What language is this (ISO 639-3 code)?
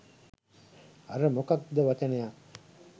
sin